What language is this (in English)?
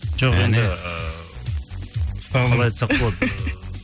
Kazakh